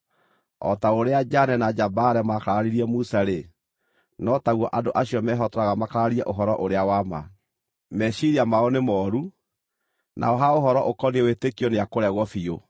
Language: Kikuyu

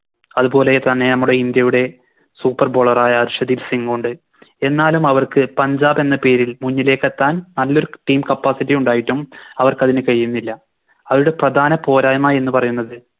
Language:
Malayalam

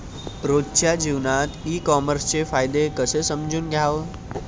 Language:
Marathi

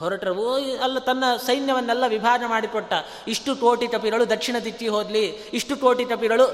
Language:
Kannada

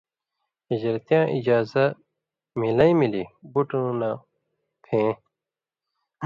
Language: Indus Kohistani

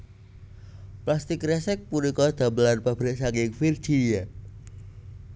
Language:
Javanese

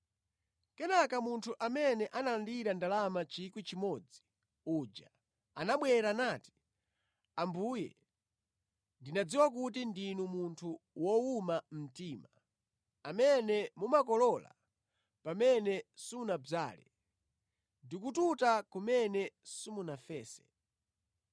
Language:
Nyanja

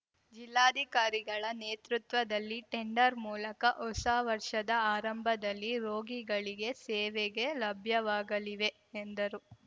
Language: Kannada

